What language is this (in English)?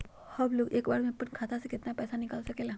Magahi